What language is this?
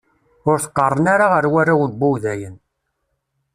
Kabyle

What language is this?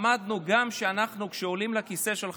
Hebrew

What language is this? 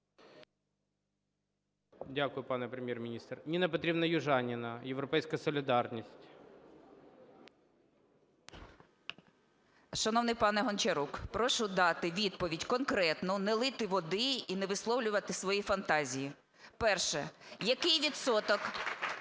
Ukrainian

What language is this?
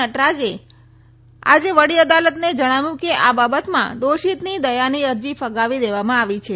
Gujarati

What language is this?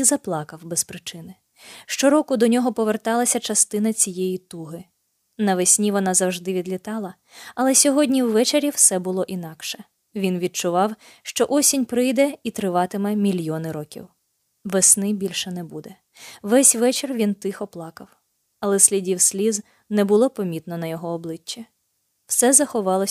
Ukrainian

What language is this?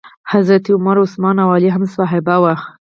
Pashto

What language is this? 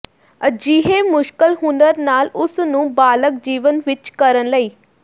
Punjabi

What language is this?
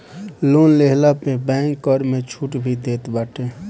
Bhojpuri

